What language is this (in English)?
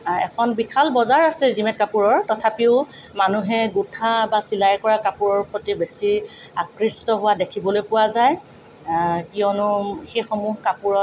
Assamese